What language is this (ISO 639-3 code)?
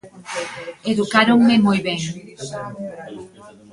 glg